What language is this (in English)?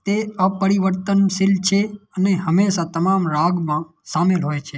Gujarati